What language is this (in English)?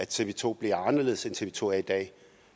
Danish